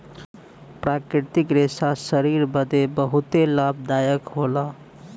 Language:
Bhojpuri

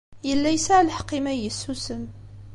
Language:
Kabyle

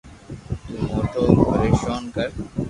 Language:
Loarki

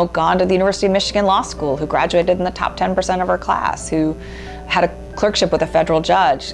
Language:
English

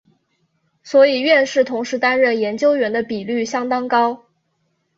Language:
Chinese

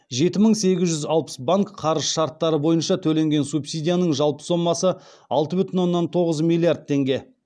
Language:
Kazakh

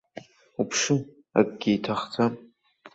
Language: Abkhazian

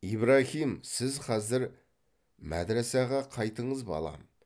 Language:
Kazakh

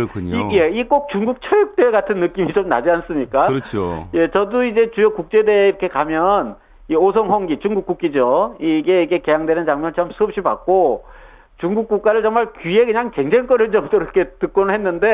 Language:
Korean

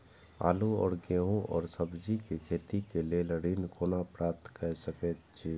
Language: Maithili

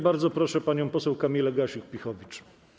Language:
Polish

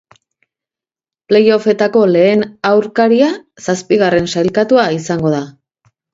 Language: Basque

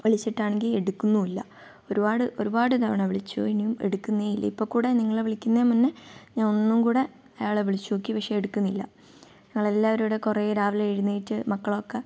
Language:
Malayalam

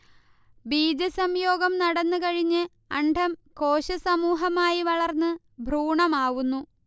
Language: Malayalam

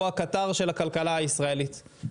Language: Hebrew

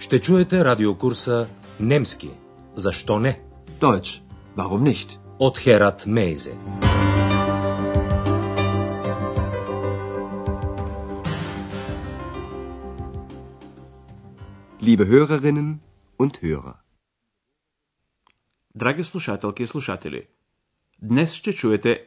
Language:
Bulgarian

